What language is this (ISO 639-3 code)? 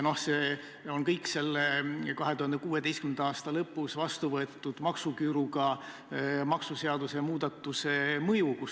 est